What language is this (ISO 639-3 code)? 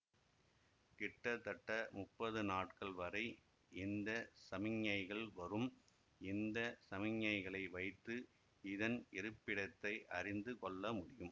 tam